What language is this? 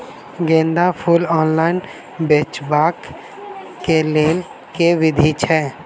Maithili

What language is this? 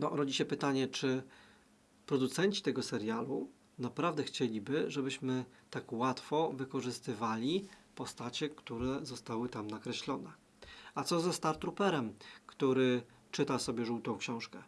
Polish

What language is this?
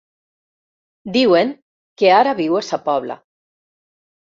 Catalan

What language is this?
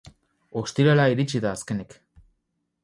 Basque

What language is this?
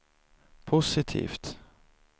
Swedish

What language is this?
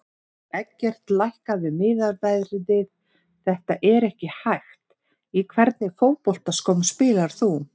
Icelandic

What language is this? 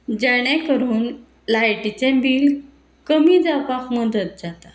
Konkani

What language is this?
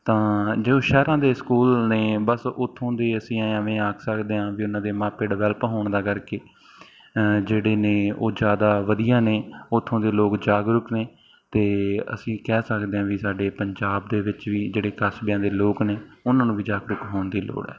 Punjabi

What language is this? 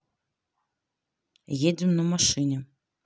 Russian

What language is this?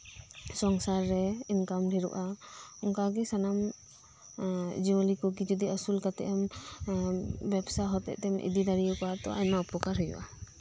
Santali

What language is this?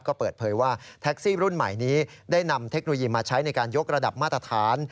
Thai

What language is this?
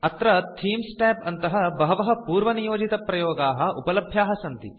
Sanskrit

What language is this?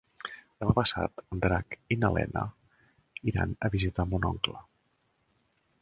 Catalan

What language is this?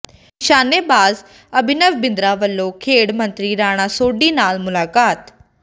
Punjabi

